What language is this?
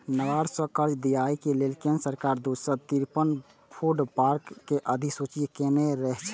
Maithili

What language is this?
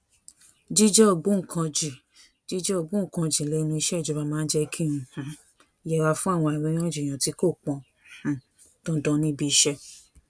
Yoruba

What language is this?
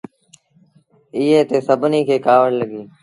Sindhi Bhil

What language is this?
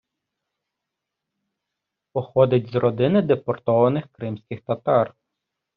Ukrainian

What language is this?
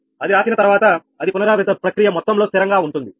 Telugu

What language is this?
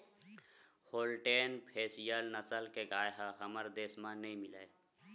Chhattisgarhi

